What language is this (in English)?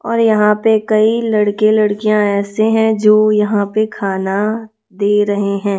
Hindi